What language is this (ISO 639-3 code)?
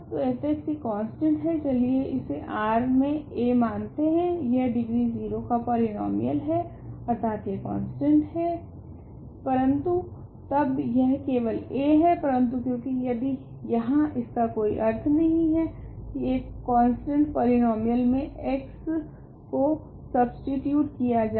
hin